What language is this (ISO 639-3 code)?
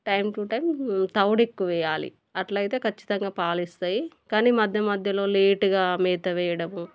tel